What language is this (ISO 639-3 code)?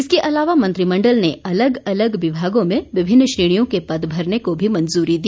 hin